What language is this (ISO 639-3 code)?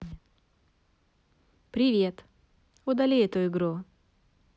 rus